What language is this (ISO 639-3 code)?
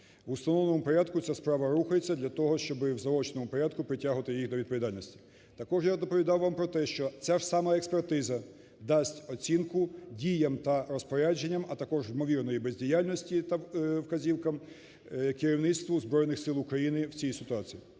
ukr